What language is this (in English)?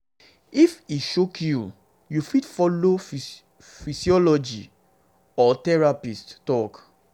Nigerian Pidgin